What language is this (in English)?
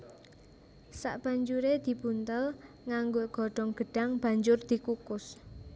Javanese